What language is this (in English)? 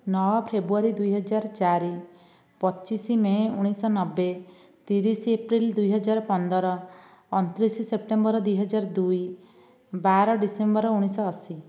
Odia